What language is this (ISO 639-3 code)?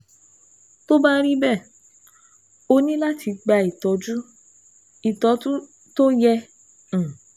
yor